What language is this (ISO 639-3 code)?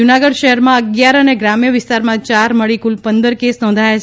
guj